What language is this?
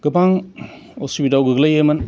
Bodo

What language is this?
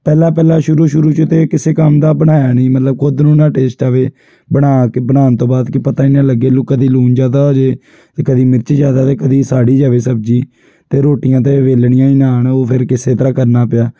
Punjabi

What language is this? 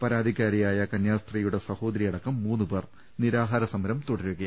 Malayalam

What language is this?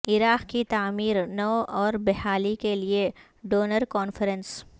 Urdu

